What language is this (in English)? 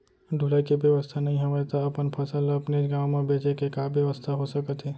Chhattisgarhi